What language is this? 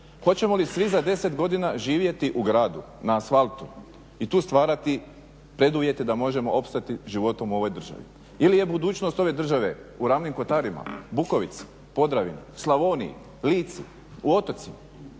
Croatian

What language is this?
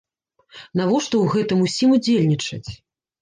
Belarusian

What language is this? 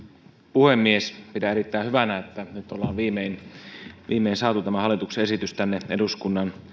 Finnish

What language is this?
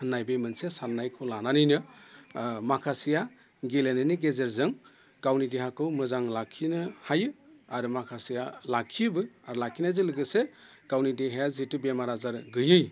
Bodo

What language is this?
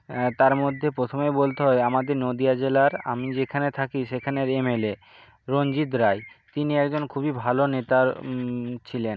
Bangla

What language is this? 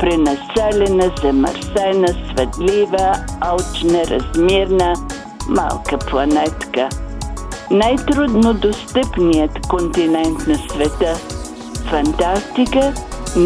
Bulgarian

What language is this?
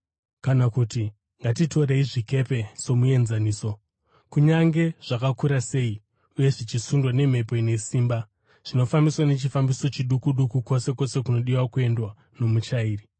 Shona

